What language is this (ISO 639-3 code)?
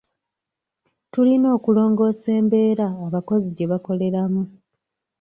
lug